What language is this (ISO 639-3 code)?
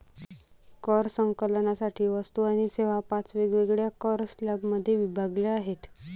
mar